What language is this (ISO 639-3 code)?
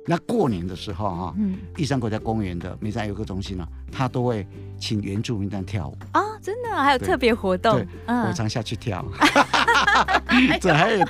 zho